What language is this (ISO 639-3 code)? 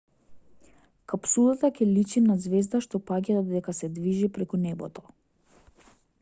mkd